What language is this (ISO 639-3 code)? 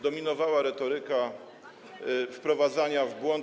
pol